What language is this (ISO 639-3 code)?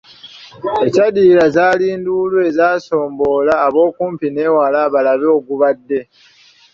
lug